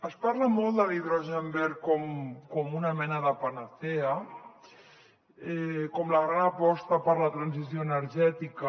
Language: Catalan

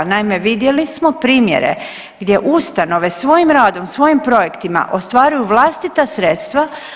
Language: Croatian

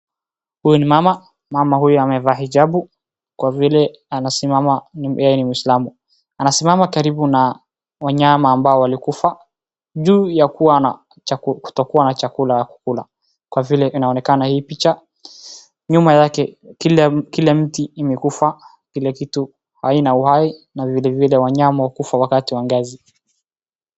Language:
Swahili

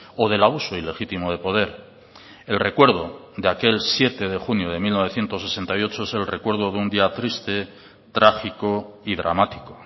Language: Spanish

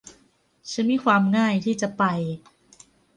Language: Thai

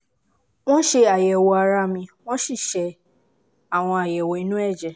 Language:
Yoruba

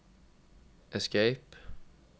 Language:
Norwegian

